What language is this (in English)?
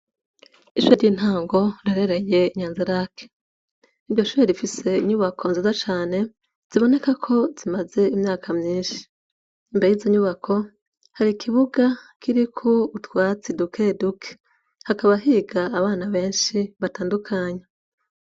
Rundi